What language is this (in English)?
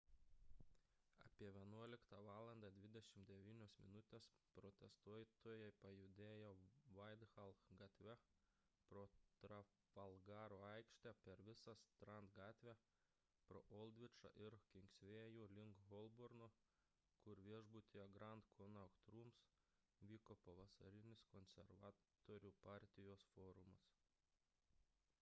Lithuanian